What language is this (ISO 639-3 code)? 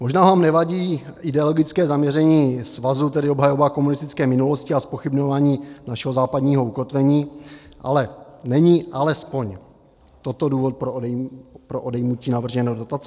ces